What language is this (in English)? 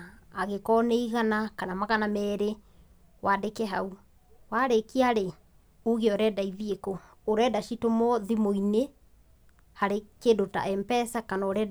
Kikuyu